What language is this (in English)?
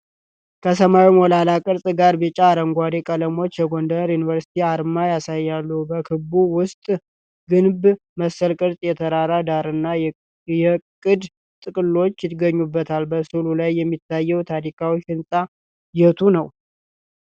Amharic